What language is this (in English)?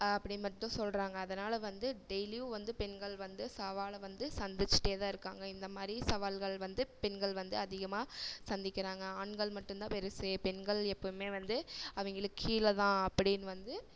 Tamil